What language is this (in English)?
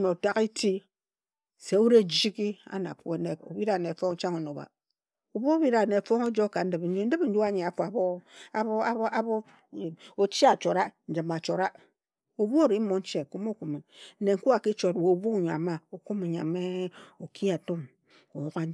Ejagham